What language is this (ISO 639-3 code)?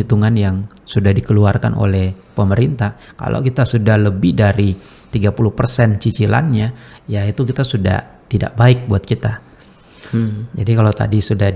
ind